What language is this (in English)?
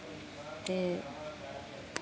Dogri